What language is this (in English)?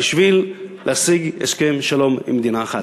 Hebrew